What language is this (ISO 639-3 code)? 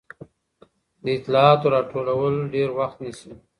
pus